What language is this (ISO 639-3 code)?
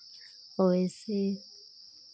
hin